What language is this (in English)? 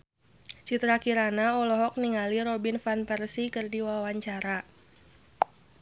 Sundanese